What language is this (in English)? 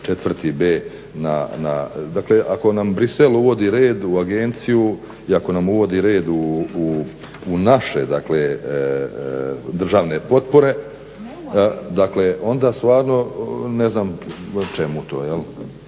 Croatian